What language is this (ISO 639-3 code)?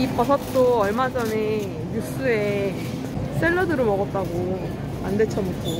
kor